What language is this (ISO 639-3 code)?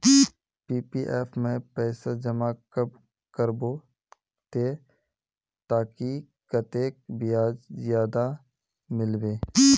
mag